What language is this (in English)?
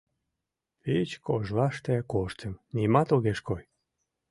Mari